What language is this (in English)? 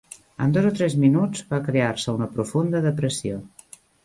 Catalan